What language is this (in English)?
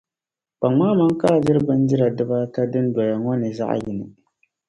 Dagbani